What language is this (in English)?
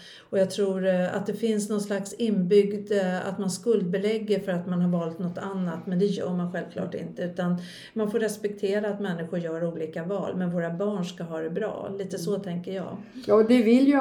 Swedish